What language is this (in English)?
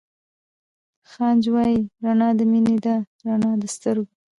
Pashto